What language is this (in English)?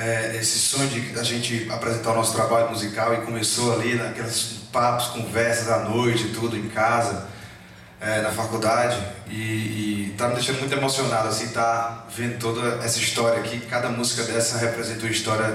Portuguese